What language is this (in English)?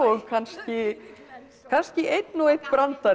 Icelandic